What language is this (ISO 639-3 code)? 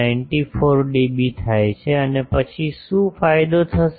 guj